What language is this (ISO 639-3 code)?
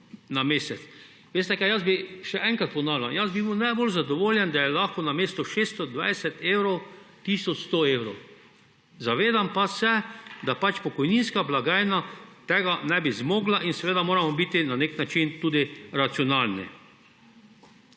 slv